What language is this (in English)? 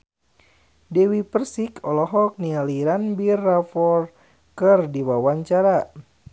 Sundanese